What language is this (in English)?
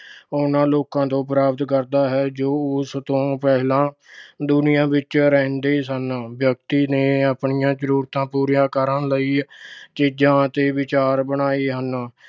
Punjabi